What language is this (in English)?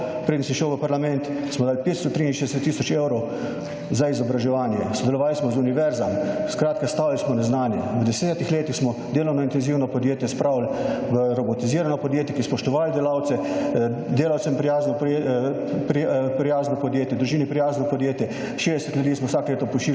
Slovenian